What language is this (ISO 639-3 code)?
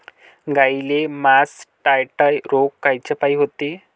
mar